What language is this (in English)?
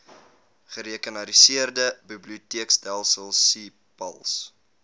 Afrikaans